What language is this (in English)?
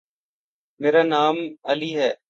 Urdu